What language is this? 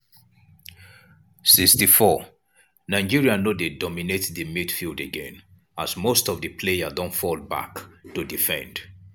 Nigerian Pidgin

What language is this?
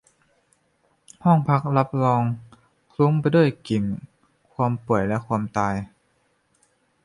Thai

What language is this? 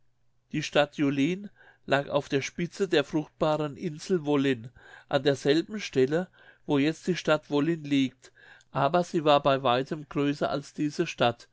German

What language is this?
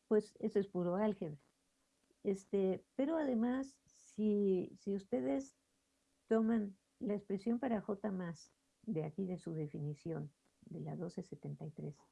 Spanish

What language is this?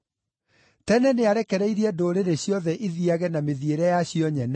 Kikuyu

